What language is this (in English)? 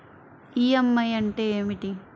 Telugu